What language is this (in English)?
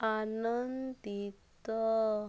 Odia